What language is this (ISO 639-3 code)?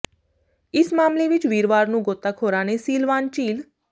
pan